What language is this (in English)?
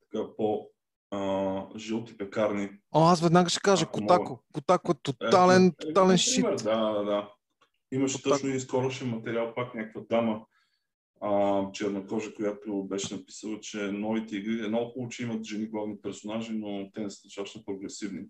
Bulgarian